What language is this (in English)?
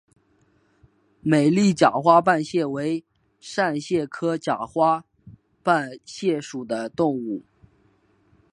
Chinese